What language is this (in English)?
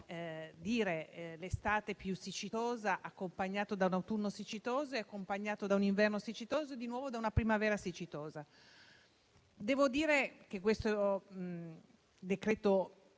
Italian